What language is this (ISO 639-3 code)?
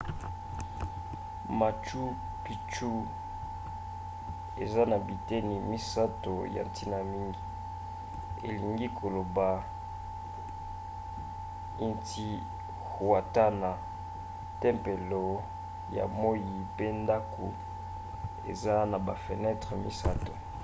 lin